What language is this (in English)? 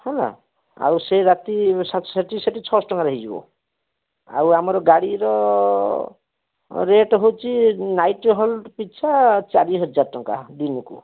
Odia